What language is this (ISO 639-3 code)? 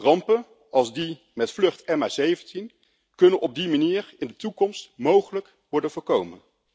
nld